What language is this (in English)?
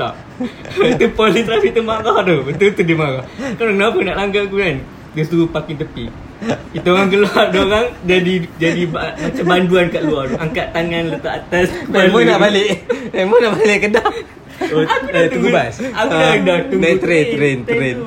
Malay